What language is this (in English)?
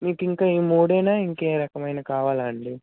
Telugu